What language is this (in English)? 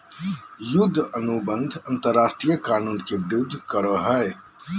Magahi